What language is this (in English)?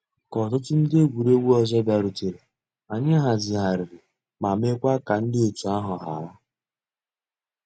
Igbo